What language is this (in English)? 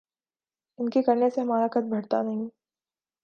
Urdu